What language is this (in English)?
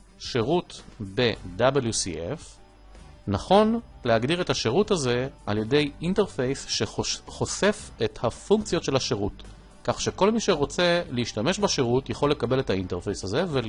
Hebrew